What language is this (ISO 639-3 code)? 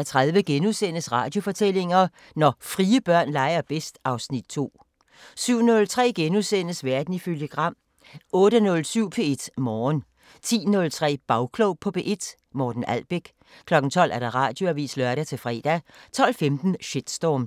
dan